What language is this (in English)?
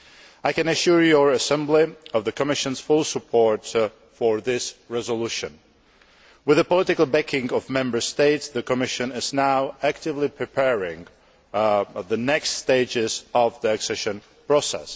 English